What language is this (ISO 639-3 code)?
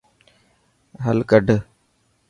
mki